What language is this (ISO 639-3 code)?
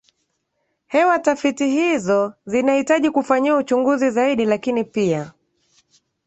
swa